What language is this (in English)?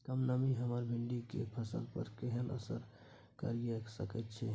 Maithili